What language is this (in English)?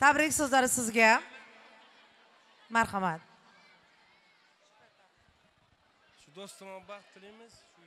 Turkish